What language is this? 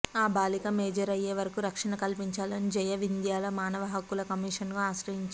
Telugu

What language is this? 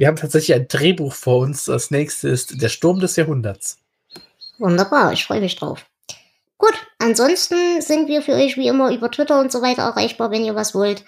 German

